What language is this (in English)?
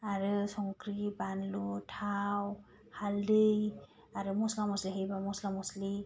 Bodo